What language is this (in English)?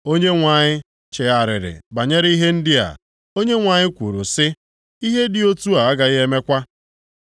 Igbo